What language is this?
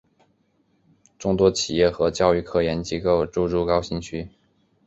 Chinese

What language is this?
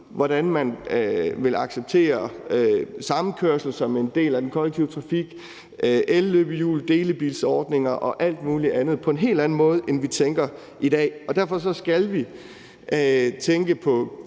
Danish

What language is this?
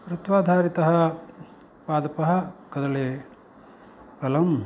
Sanskrit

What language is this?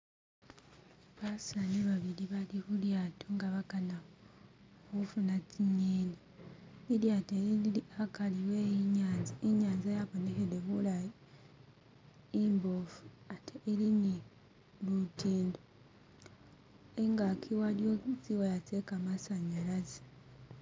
Masaaba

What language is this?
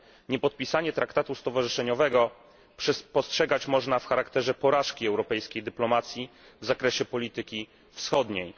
Polish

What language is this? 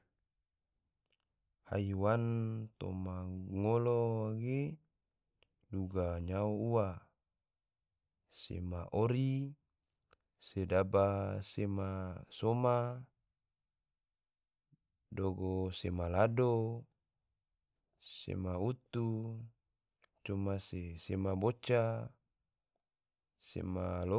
Tidore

